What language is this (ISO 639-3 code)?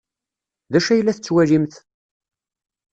kab